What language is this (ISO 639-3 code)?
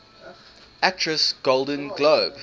eng